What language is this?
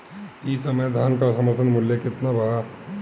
Bhojpuri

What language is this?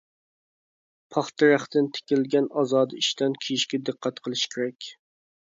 Uyghur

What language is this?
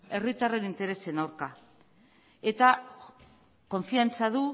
Basque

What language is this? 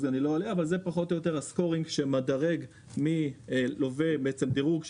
Hebrew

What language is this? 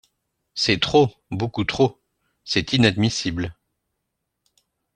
French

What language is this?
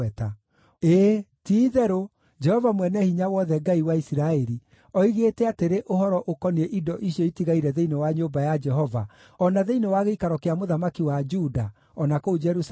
Kikuyu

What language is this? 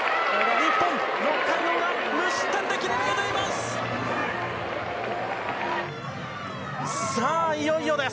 Japanese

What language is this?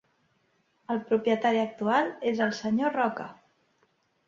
Catalan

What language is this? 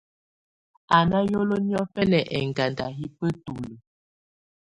Tunen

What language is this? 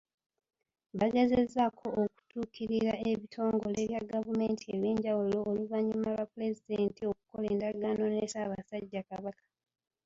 Ganda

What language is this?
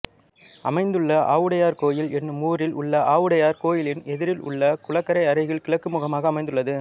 Tamil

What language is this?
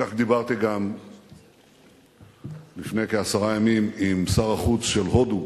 Hebrew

